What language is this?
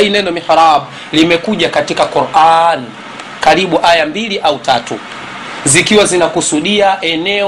Swahili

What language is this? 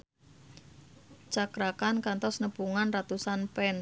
Sundanese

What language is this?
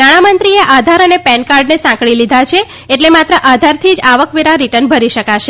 Gujarati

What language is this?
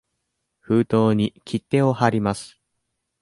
Japanese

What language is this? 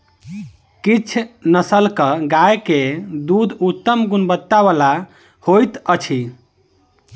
Maithili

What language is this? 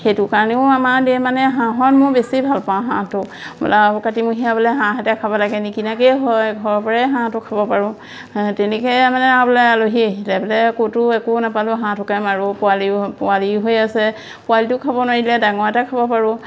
Assamese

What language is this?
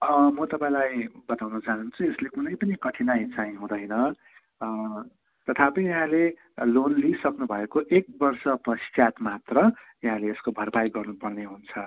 Nepali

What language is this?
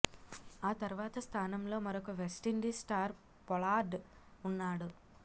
Telugu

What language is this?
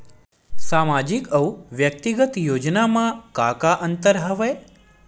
Chhattisgarhi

